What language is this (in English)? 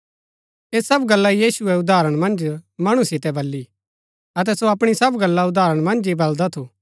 Gaddi